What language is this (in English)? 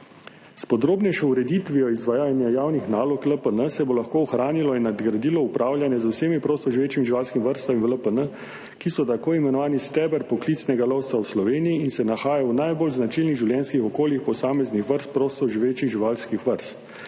Slovenian